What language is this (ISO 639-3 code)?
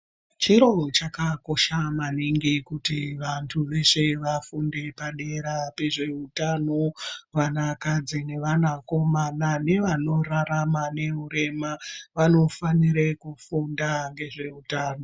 ndc